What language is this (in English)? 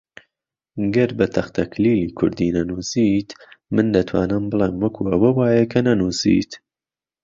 Central Kurdish